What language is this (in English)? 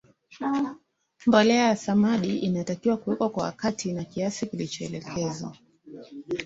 Swahili